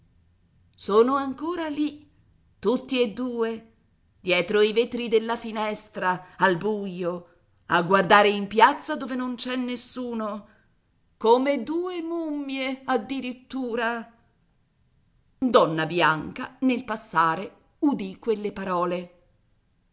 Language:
Italian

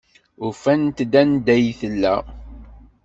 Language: Kabyle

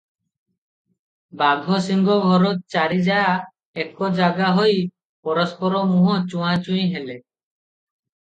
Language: Odia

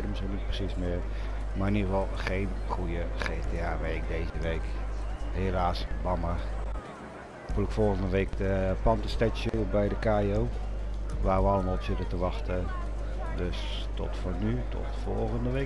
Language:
Dutch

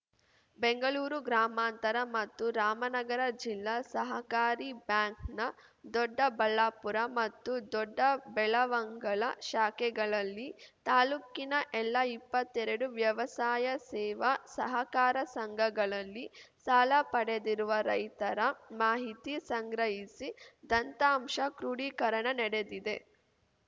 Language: Kannada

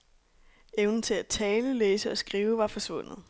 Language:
Danish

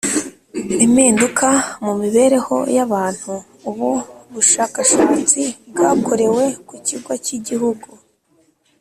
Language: Kinyarwanda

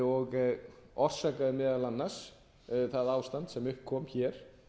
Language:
Icelandic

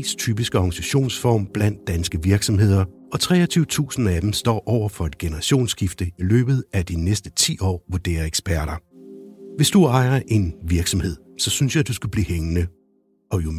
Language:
Danish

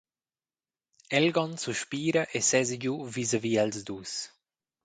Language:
Romansh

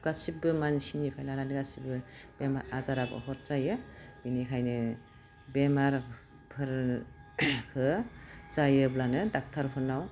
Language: Bodo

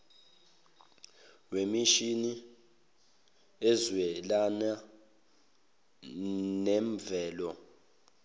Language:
Zulu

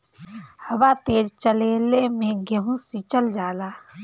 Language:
Bhojpuri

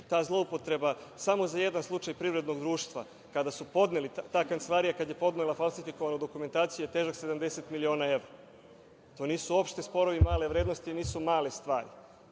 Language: Serbian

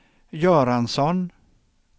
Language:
Swedish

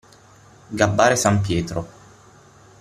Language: Italian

